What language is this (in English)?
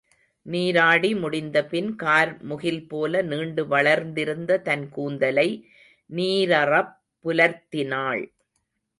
Tamil